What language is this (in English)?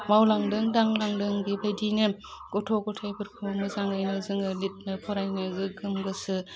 Bodo